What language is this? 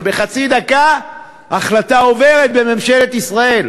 Hebrew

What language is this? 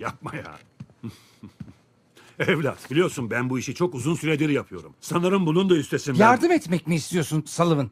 Turkish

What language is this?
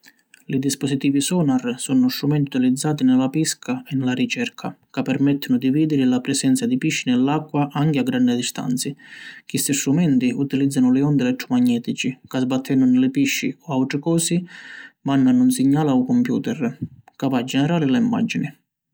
Sicilian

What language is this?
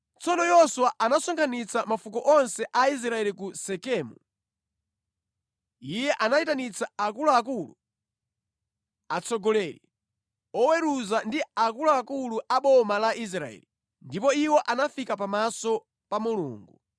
Nyanja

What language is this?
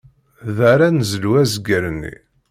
Kabyle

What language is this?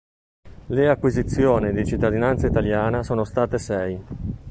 Italian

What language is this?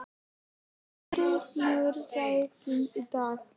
Icelandic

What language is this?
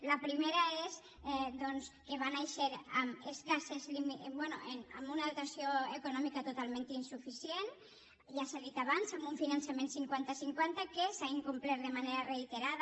Catalan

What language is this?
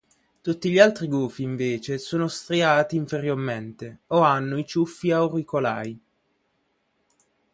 Italian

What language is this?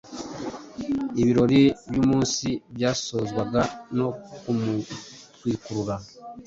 Kinyarwanda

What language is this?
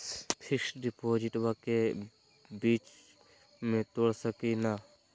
Magahi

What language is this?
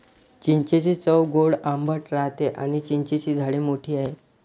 Marathi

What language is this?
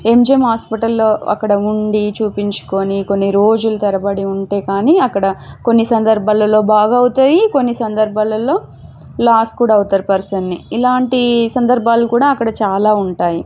Telugu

